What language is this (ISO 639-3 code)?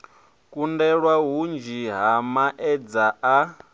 ven